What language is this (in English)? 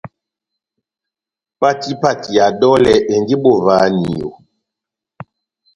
Batanga